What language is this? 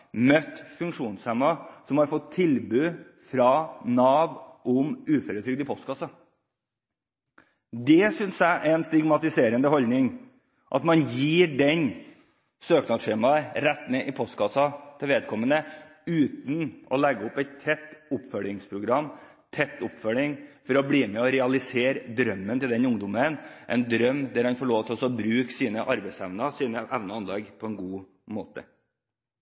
Norwegian Bokmål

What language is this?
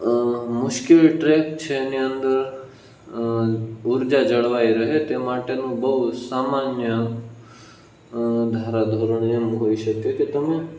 Gujarati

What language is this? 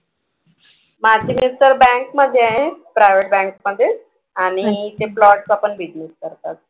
Marathi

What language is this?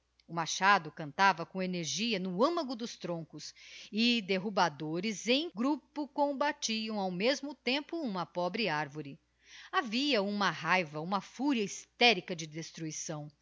Portuguese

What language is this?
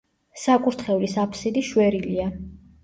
Georgian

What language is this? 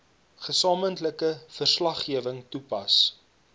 Afrikaans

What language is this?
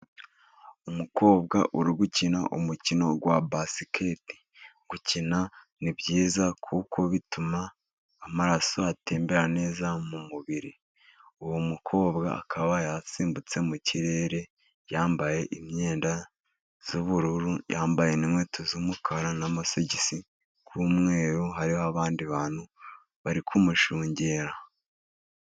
Kinyarwanda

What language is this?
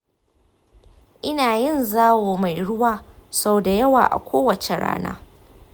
Hausa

